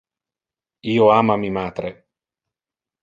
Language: Interlingua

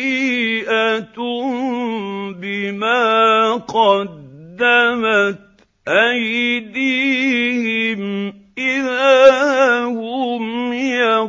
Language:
Arabic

